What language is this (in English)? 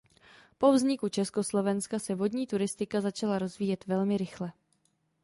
Czech